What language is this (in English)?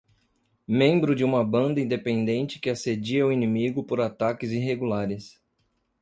Portuguese